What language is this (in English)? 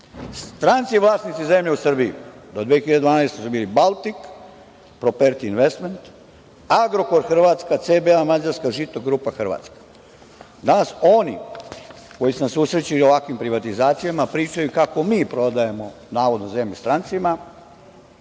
Serbian